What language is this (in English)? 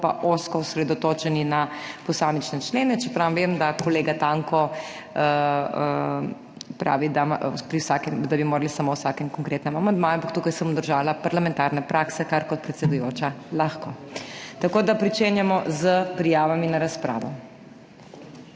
Slovenian